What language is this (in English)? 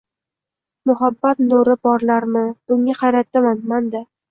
Uzbek